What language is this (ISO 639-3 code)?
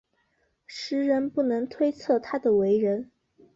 zho